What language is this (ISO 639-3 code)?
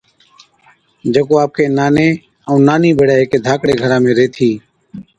odk